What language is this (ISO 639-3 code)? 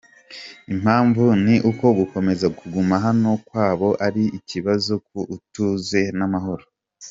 kin